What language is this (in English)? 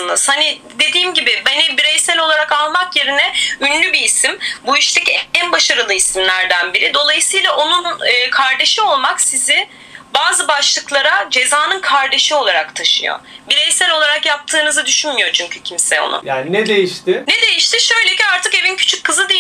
Turkish